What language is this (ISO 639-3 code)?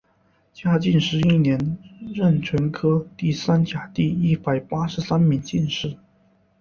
zho